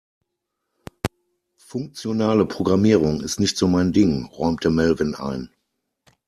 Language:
German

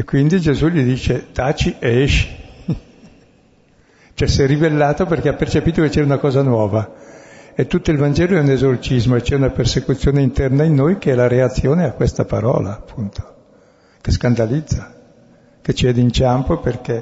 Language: Italian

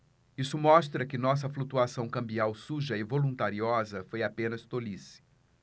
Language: Portuguese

